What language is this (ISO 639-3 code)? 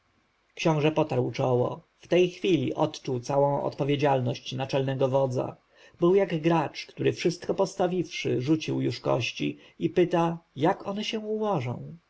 pol